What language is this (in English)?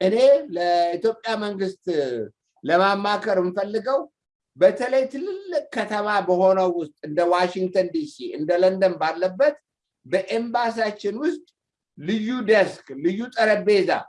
Amharic